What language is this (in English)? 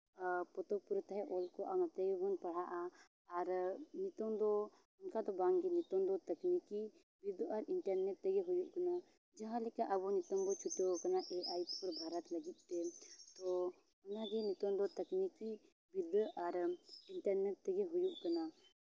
Santali